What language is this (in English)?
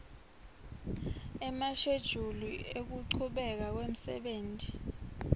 Swati